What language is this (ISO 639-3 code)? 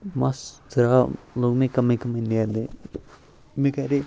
kas